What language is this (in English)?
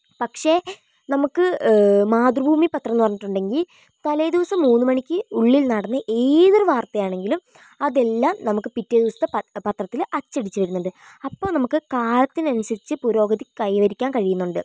Malayalam